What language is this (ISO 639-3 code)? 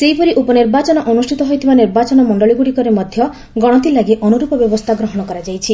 ori